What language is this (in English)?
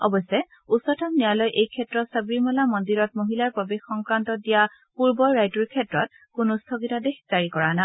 Assamese